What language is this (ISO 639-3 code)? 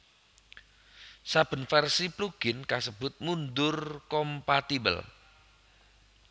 jav